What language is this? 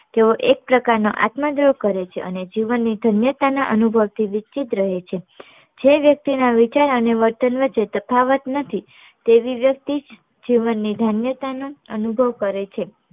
Gujarati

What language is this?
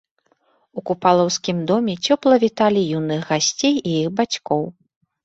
Belarusian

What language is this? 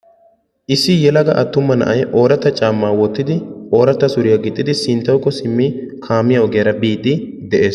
Wolaytta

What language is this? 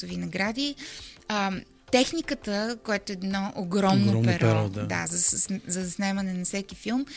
Bulgarian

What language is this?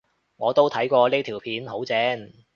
Cantonese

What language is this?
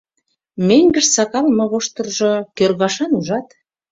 Mari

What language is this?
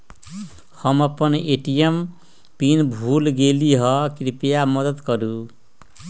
Magahi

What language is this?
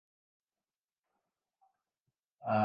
Urdu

